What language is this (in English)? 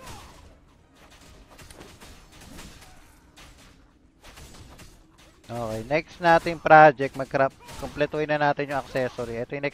Filipino